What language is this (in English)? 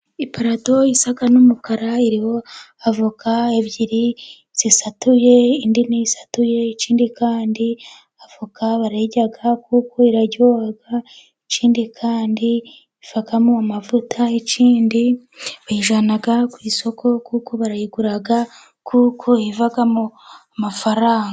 Kinyarwanda